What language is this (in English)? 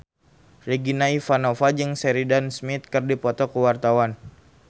Sundanese